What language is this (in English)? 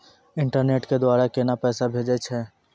Maithili